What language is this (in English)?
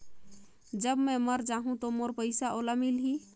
Chhattisgarhi